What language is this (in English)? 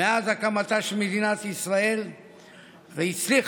Hebrew